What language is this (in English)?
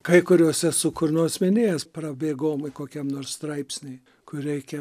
Lithuanian